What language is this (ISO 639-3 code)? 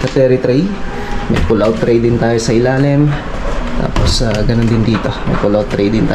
fil